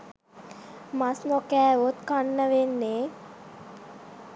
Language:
Sinhala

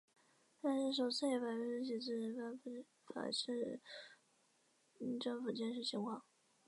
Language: Chinese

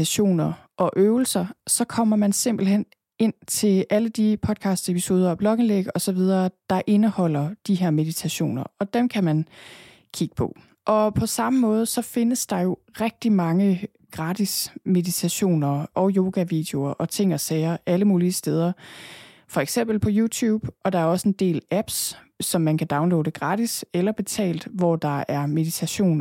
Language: Danish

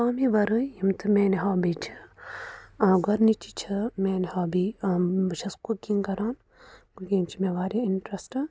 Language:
Kashmiri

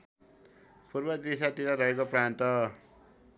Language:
Nepali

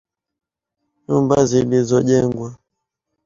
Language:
Swahili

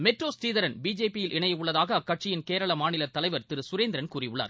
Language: Tamil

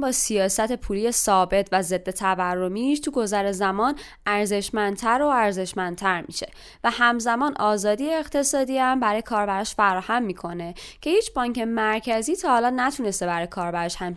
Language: Persian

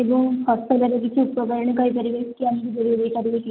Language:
Odia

